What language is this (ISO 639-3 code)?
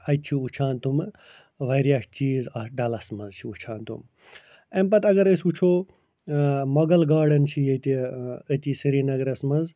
kas